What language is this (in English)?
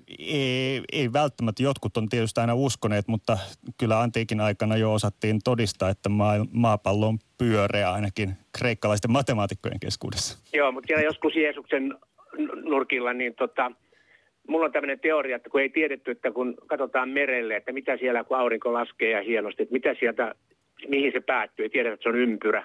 Finnish